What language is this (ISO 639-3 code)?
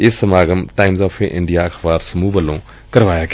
pan